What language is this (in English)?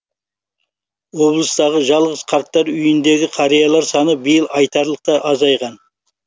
Kazakh